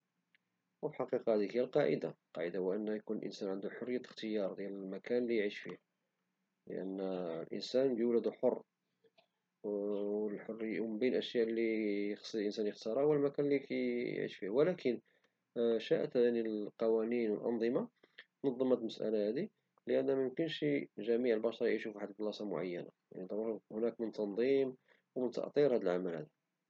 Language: Moroccan Arabic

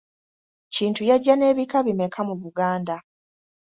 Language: Ganda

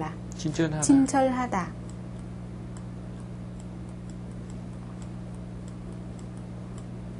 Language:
Vietnamese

